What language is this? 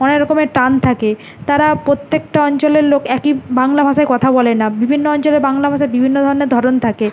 Bangla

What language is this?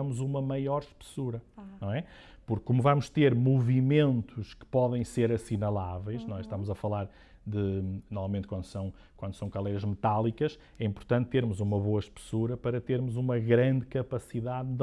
Portuguese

